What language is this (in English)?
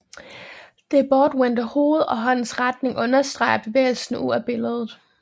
Danish